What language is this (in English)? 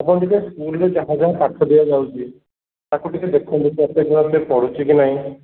Odia